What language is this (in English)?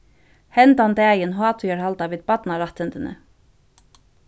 Faroese